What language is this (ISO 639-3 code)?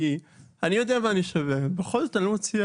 heb